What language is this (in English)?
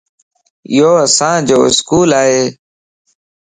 Lasi